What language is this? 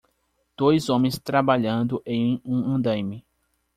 Portuguese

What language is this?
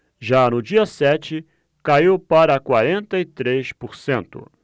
Portuguese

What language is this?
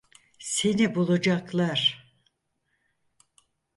Turkish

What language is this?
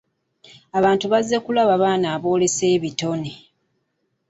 Ganda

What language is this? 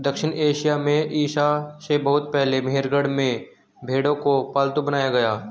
Hindi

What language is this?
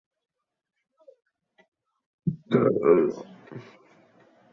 Chinese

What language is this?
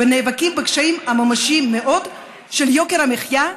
Hebrew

